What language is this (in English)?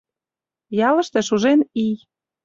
Mari